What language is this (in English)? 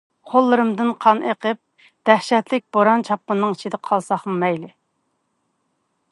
Uyghur